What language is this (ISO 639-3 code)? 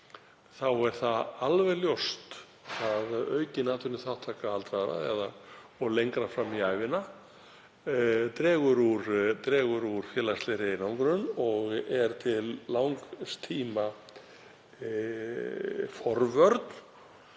isl